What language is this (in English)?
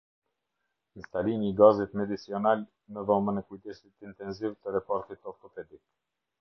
Albanian